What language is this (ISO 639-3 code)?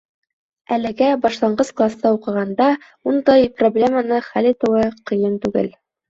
bak